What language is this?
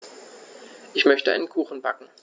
German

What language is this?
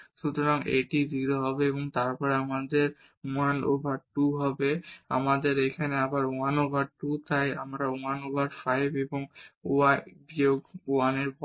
Bangla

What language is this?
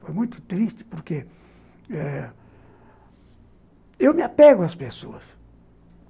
Portuguese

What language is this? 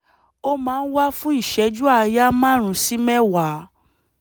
Yoruba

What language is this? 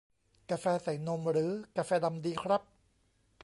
Thai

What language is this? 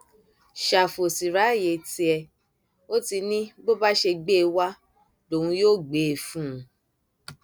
Yoruba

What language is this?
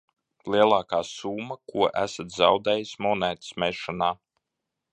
Latvian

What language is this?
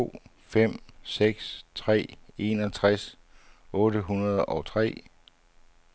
Danish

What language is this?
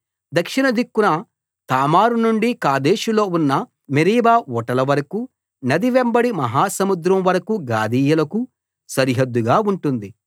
Telugu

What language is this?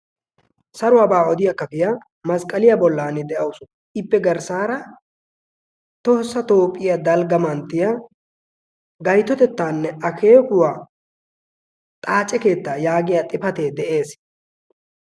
Wolaytta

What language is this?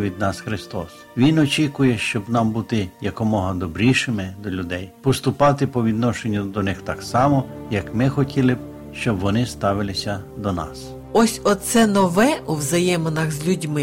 Ukrainian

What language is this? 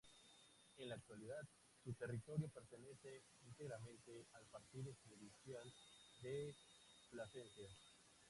Spanish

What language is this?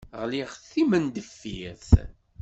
Kabyle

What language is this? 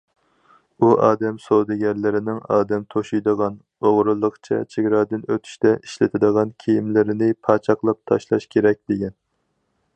Uyghur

